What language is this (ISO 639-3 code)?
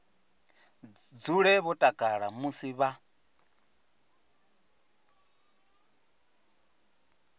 ven